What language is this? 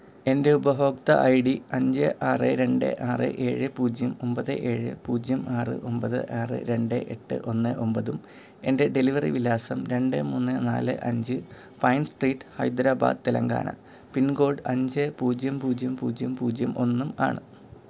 Malayalam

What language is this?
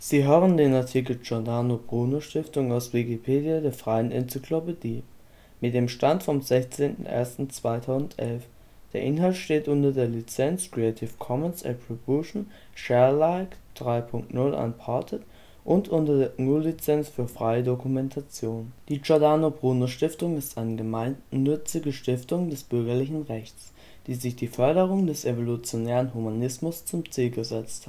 German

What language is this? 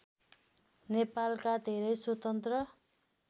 Nepali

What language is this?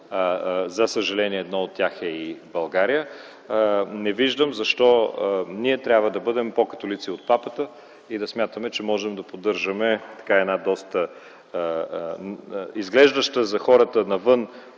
Bulgarian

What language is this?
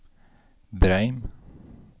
Norwegian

